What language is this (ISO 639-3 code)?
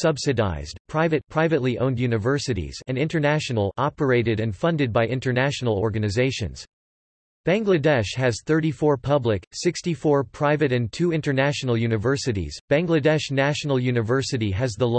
eng